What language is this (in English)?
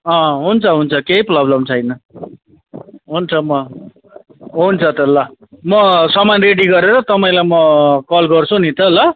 Nepali